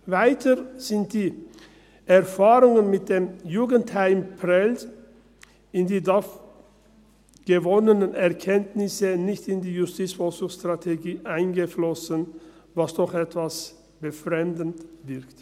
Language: Swiss German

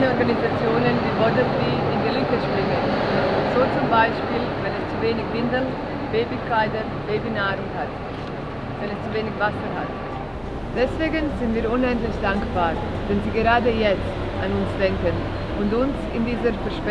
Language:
German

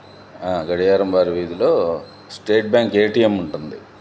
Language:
Telugu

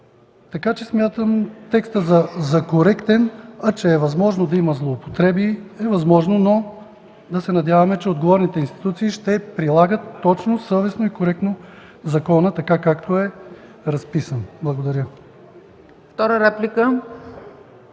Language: Bulgarian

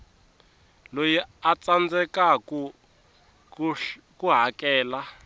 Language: Tsonga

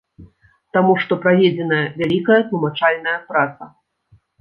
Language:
Belarusian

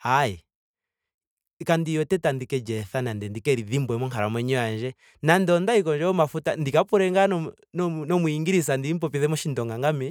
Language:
Ndonga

